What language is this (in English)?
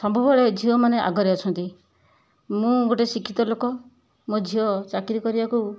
Odia